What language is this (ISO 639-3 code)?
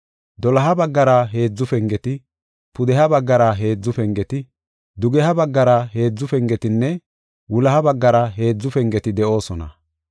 gof